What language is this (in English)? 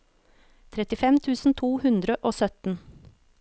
Norwegian